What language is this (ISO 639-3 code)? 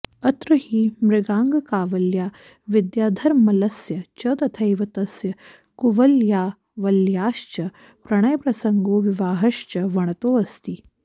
san